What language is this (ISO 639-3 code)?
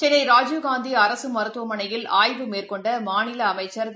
tam